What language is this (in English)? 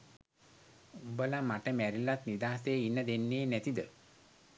Sinhala